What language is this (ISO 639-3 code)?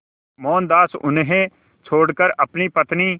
hin